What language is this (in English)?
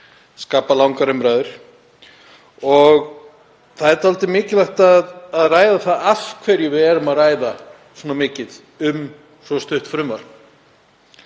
Icelandic